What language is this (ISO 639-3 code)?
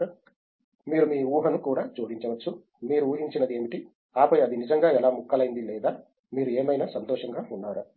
tel